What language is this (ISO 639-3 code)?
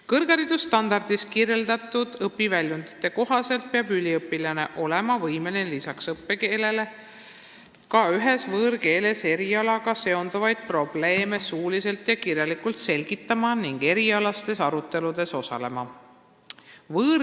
est